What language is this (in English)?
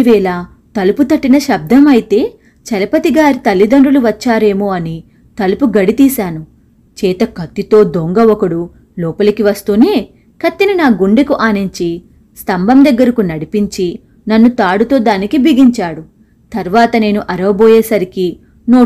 Telugu